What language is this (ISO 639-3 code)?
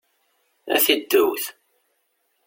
kab